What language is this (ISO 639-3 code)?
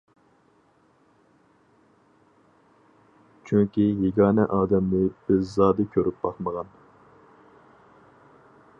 uig